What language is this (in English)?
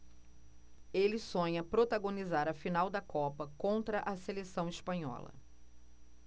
Portuguese